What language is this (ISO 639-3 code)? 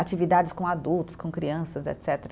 por